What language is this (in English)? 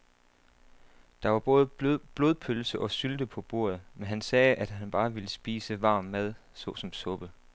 Danish